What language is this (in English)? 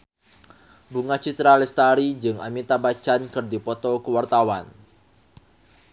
Sundanese